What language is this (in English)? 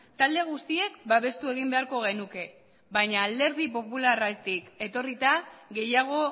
Basque